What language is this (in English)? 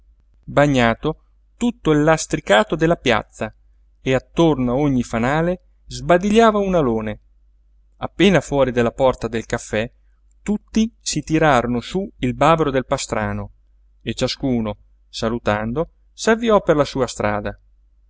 Italian